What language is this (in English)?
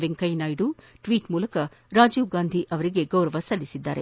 Kannada